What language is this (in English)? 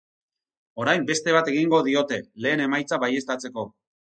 Basque